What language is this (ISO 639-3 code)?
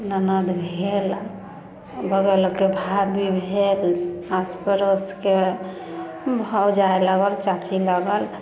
mai